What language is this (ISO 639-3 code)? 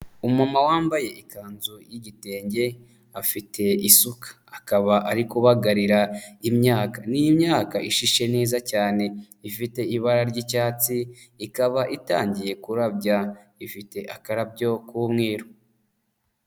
kin